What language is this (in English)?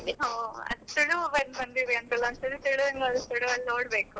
Kannada